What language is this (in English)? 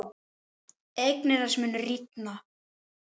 Icelandic